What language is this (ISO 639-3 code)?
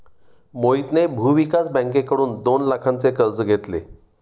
mar